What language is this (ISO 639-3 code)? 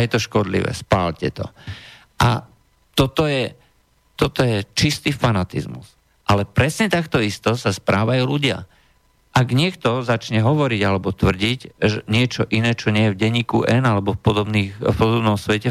slk